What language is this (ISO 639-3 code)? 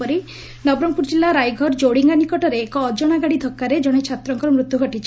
ori